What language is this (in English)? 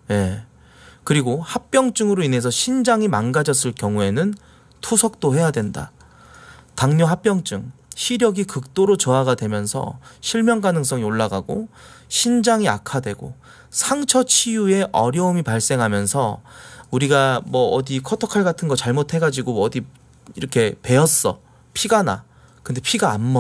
Korean